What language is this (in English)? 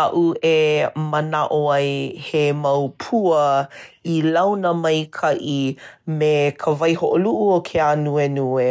Hawaiian